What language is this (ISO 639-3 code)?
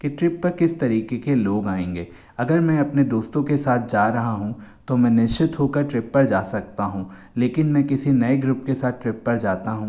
hin